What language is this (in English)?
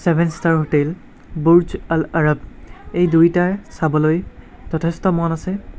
Assamese